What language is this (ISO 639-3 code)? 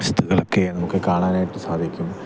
mal